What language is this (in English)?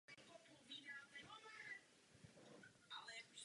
Czech